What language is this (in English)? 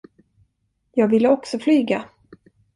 Swedish